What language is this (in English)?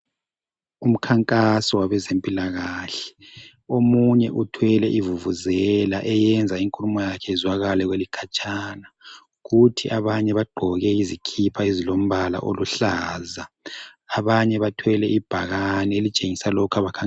North Ndebele